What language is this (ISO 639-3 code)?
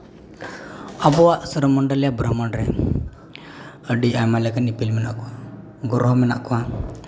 sat